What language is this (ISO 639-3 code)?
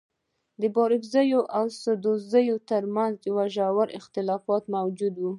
pus